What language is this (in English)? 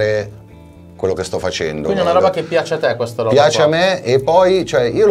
Italian